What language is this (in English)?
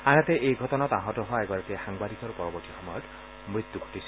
Assamese